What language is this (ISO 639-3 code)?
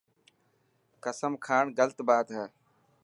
mki